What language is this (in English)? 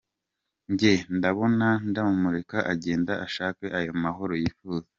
Kinyarwanda